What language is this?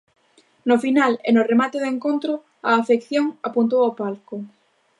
Galician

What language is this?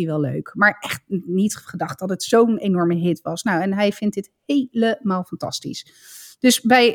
Dutch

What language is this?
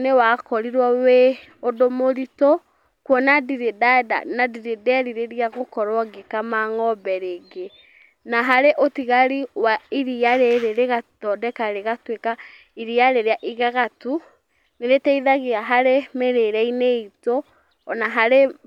Kikuyu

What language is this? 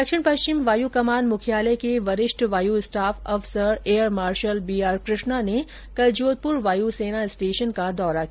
Hindi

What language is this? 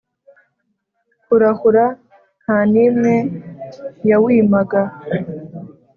Kinyarwanda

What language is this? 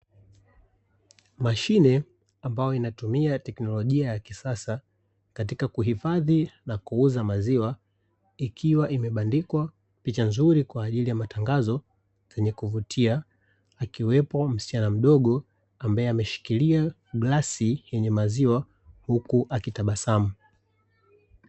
Swahili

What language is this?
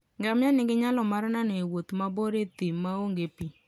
Luo (Kenya and Tanzania)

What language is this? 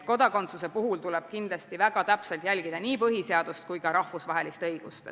Estonian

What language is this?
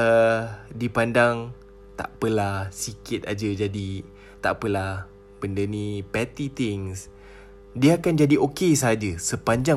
Malay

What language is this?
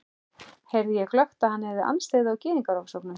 Icelandic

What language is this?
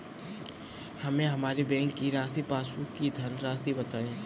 Hindi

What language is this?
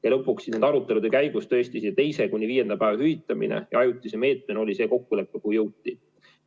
Estonian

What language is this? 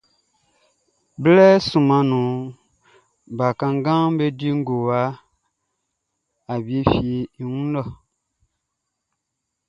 Baoulé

